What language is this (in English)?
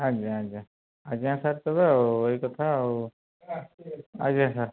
Odia